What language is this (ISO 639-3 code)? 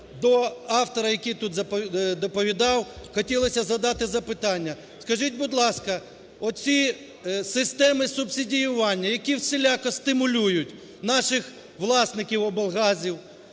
ukr